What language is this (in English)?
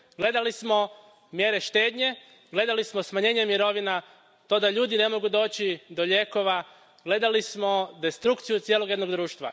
Croatian